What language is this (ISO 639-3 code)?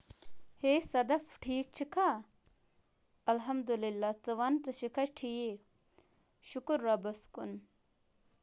kas